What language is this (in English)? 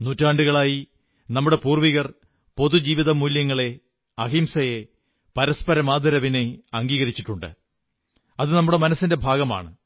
Malayalam